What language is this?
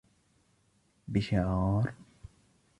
Arabic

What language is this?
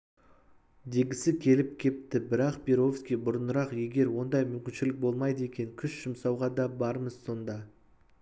Kazakh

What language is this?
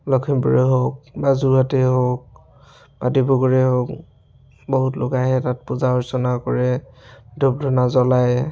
Assamese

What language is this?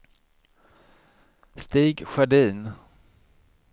Swedish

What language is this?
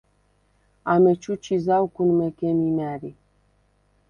Svan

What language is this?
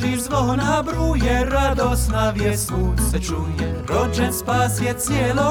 Croatian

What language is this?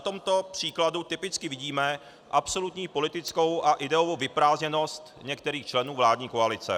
Czech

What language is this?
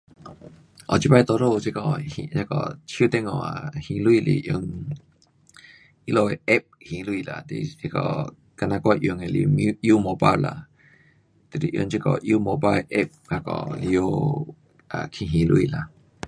Pu-Xian Chinese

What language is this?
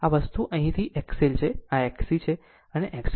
Gujarati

